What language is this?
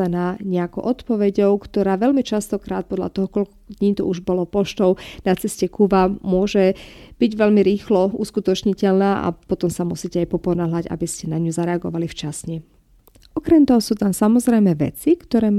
Slovak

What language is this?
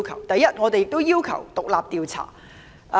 Cantonese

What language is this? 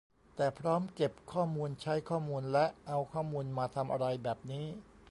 Thai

